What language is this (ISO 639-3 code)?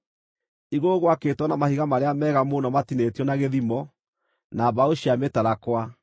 kik